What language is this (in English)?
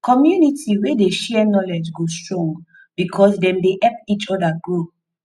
Nigerian Pidgin